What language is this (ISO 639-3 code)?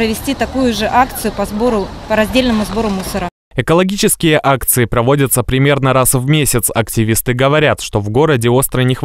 rus